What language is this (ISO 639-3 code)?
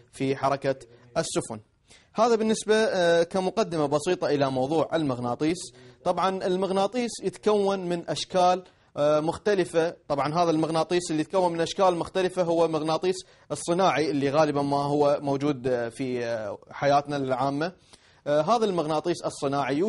ara